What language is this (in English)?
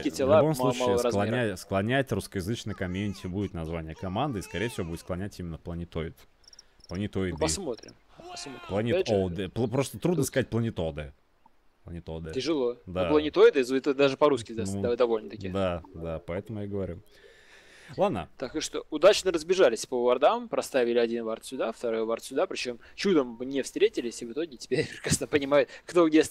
Russian